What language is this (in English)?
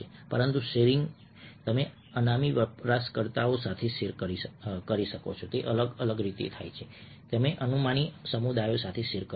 Gujarati